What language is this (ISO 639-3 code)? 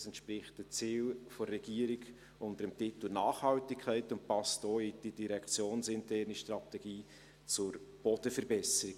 gsw